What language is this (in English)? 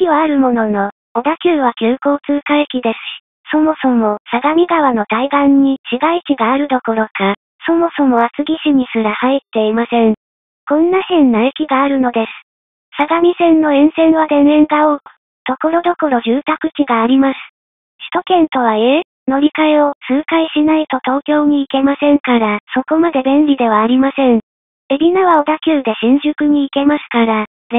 Japanese